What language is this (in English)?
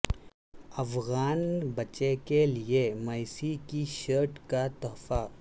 Urdu